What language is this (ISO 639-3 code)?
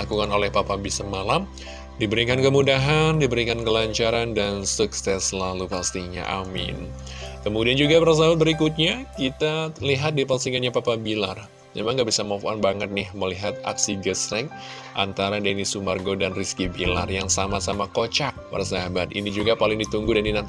ind